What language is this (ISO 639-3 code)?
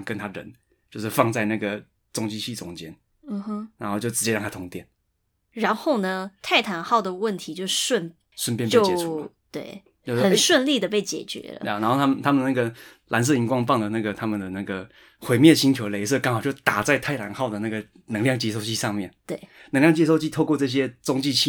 zho